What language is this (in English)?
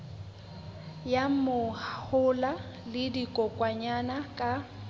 Southern Sotho